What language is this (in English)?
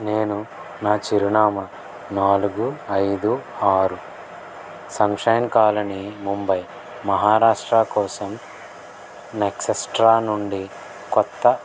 Telugu